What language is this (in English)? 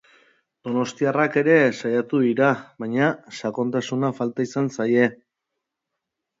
Basque